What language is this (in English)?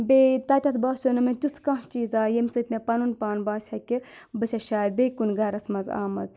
Kashmiri